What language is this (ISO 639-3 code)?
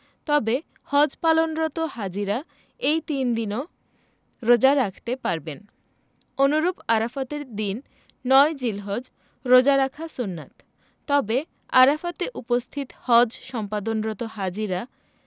ben